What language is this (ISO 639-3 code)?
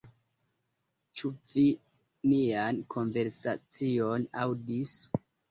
epo